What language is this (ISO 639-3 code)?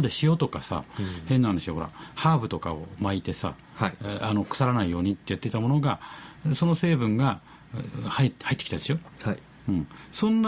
jpn